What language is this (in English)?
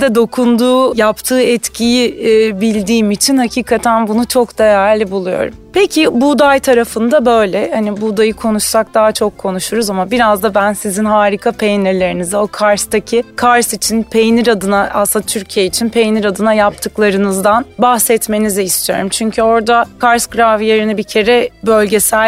Turkish